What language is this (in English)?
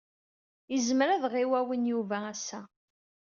Kabyle